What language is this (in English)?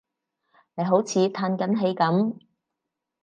Cantonese